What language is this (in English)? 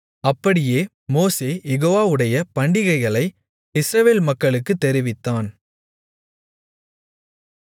Tamil